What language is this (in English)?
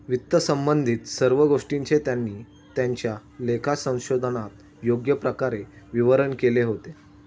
Marathi